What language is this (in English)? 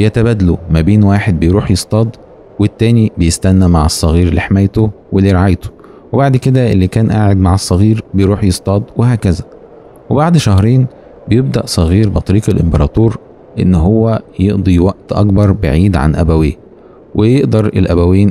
Arabic